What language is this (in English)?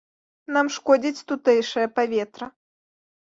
Belarusian